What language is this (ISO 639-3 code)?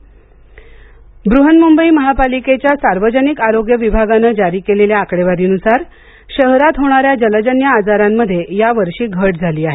mar